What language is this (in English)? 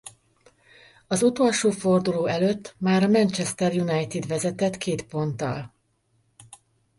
Hungarian